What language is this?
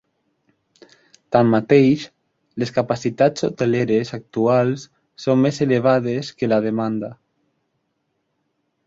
Catalan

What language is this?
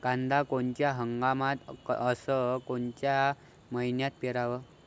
Marathi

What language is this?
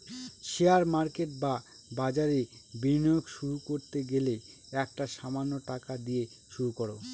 Bangla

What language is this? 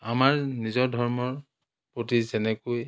Assamese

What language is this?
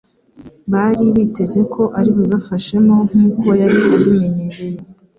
Kinyarwanda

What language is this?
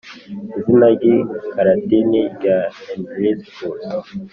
Kinyarwanda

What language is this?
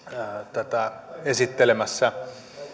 Finnish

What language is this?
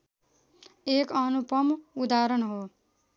Nepali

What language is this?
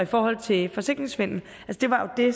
Danish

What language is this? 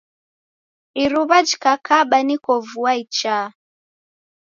Taita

